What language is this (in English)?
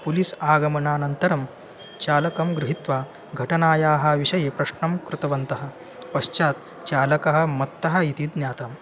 Sanskrit